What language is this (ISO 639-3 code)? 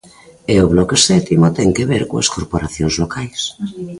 glg